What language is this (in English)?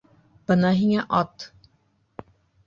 Bashkir